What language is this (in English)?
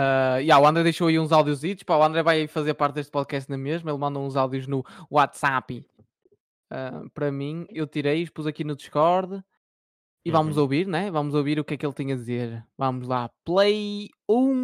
Portuguese